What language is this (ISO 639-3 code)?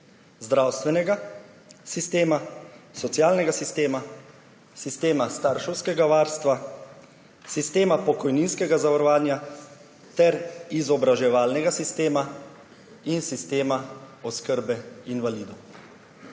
slv